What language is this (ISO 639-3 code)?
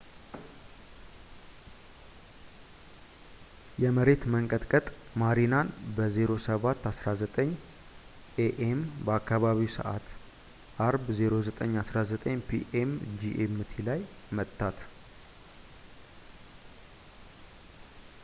amh